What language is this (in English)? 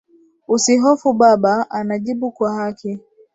Swahili